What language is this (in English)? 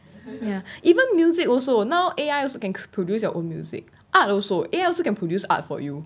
English